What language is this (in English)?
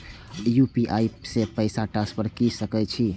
Maithili